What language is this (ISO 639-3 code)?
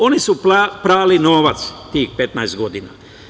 srp